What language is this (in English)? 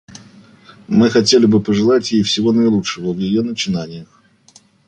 Russian